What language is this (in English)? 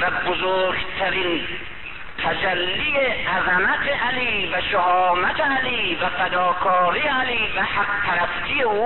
Persian